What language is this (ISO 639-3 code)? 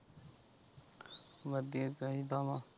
pan